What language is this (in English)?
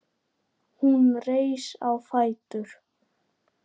Icelandic